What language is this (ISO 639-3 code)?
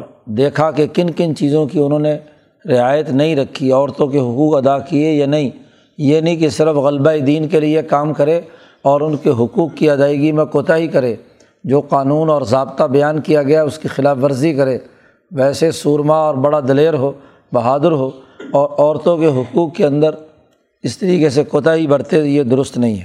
urd